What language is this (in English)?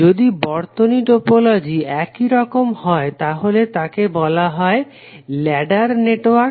Bangla